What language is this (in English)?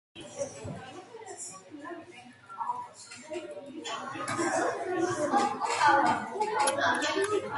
Georgian